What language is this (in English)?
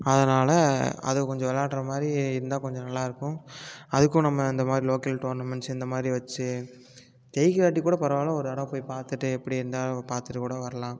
Tamil